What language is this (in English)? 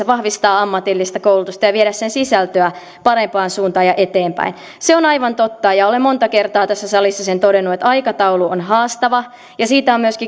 Finnish